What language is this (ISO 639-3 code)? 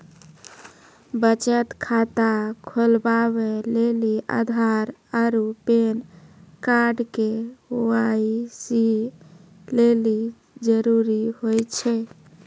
mai